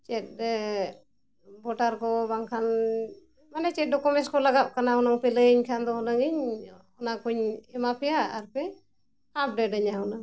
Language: Santali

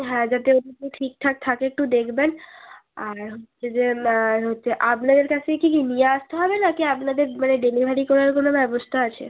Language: Bangla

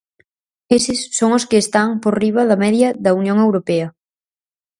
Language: Galician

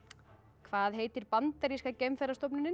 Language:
Icelandic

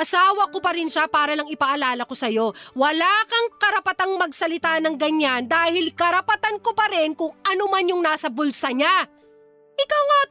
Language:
Filipino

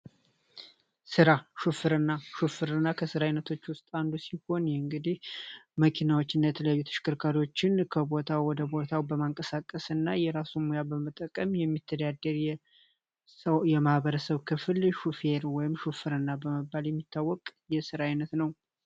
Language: Amharic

